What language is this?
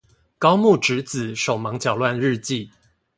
Chinese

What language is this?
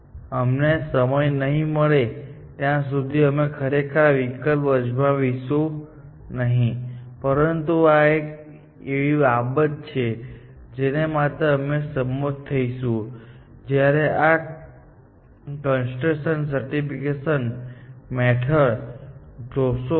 Gujarati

